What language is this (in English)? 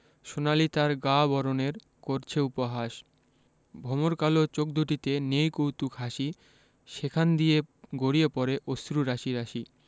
Bangla